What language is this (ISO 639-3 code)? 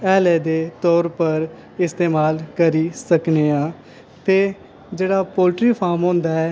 doi